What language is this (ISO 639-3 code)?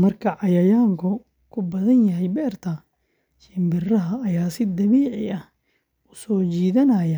som